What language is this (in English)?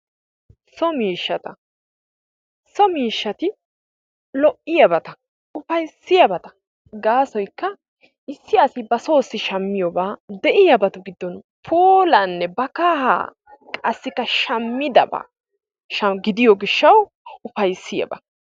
Wolaytta